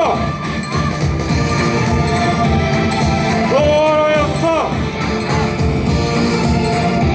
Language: Japanese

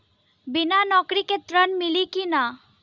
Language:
Bhojpuri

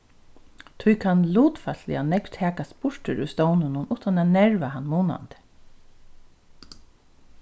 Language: Faroese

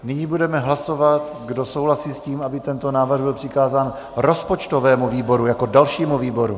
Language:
Czech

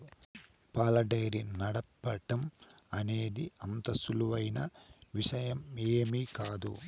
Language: Telugu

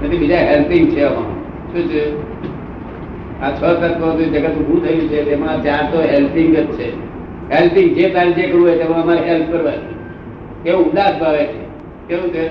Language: Gujarati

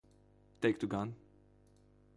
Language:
Latvian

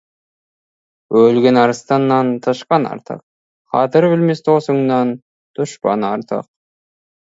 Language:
Kazakh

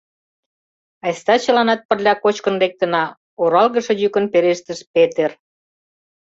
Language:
Mari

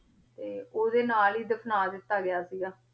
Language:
Punjabi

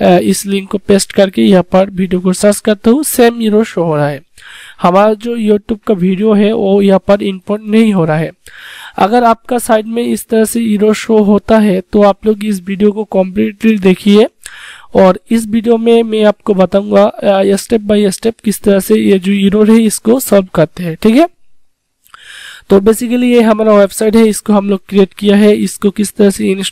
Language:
Hindi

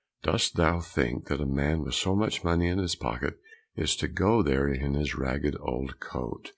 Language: English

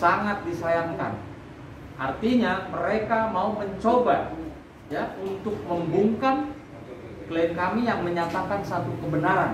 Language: Indonesian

